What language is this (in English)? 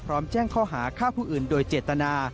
Thai